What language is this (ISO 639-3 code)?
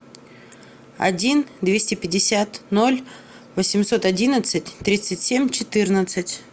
rus